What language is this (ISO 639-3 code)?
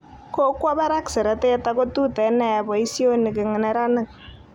kln